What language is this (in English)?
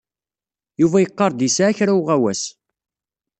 Kabyle